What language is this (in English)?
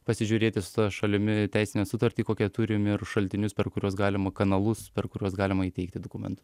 Lithuanian